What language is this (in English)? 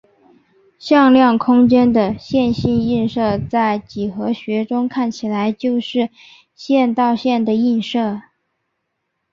Chinese